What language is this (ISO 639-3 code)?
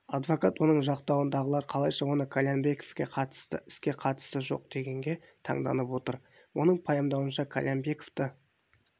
kaz